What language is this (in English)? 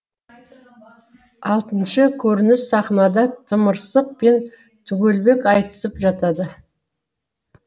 Kazakh